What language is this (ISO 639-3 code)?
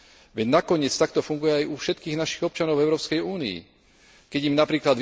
slk